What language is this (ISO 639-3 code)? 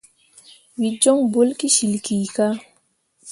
mua